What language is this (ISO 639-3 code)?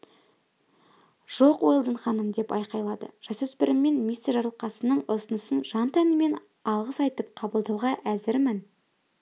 kaz